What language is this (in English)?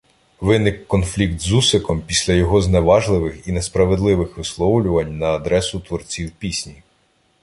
Ukrainian